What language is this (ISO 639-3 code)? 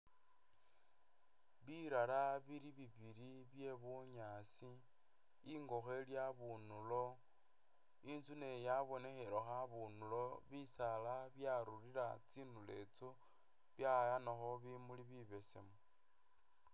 myx